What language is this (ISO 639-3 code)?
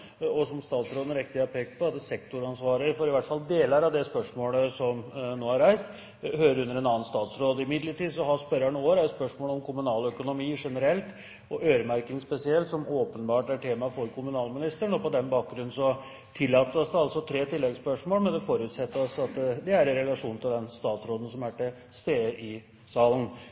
nob